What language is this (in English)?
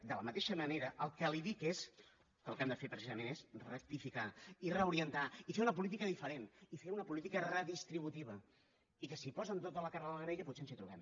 Catalan